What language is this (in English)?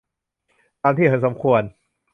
Thai